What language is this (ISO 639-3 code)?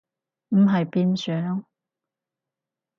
yue